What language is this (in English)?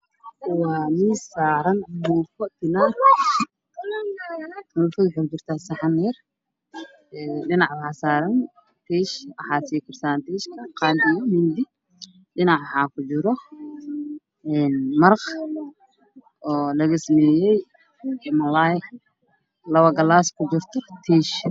Somali